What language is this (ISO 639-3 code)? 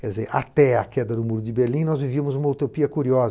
por